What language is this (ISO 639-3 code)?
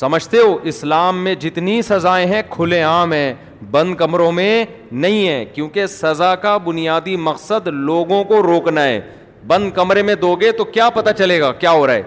urd